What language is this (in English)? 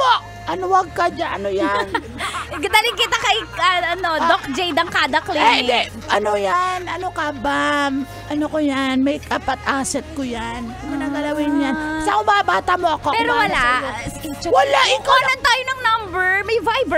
Filipino